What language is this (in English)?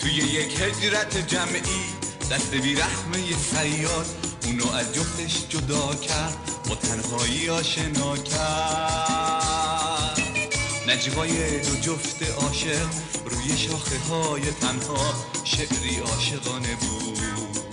Persian